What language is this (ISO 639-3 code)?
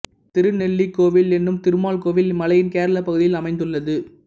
tam